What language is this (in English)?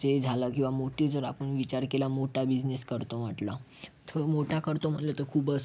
Marathi